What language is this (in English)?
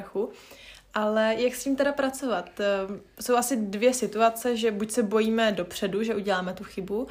Czech